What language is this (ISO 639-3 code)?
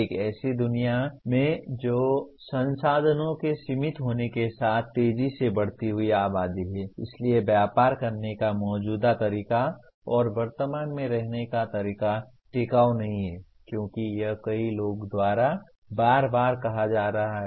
hin